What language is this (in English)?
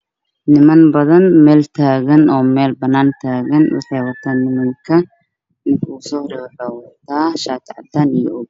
Somali